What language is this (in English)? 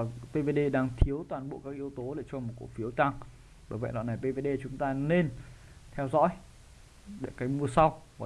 Vietnamese